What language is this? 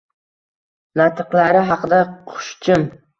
Uzbek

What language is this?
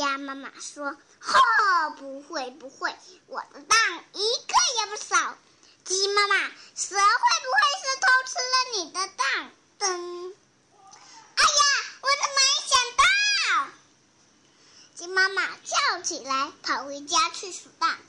Chinese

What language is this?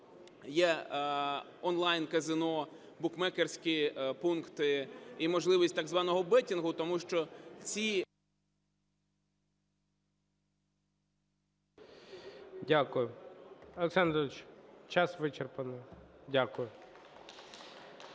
Ukrainian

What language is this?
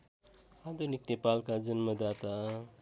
Nepali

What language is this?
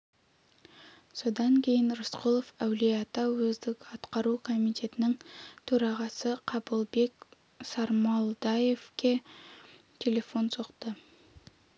Kazakh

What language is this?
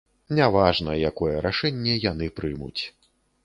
Belarusian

